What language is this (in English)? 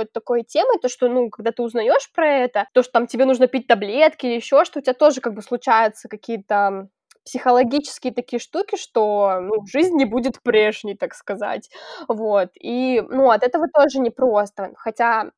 Russian